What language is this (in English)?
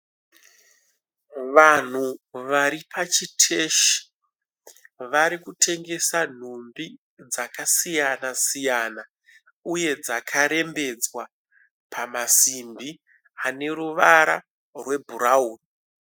Shona